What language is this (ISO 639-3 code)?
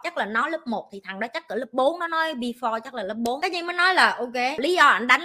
vie